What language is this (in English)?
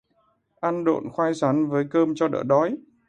Vietnamese